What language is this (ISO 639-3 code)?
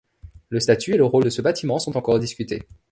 fra